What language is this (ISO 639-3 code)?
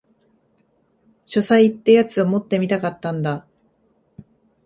jpn